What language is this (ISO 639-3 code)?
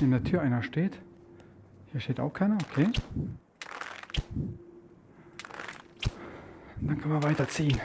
deu